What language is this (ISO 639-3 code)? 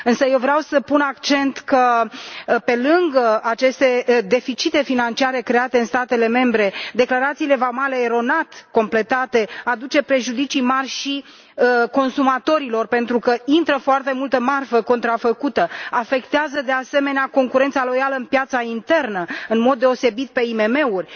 ron